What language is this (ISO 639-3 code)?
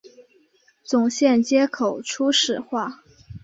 zho